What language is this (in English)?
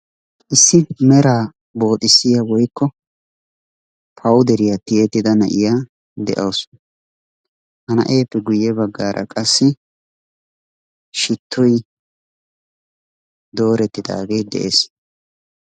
Wolaytta